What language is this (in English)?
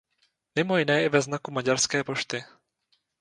Czech